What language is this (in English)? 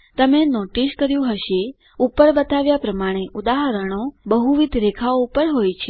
Gujarati